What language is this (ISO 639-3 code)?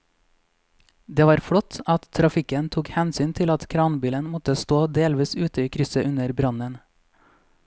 nor